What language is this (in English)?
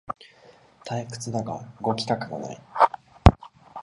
Japanese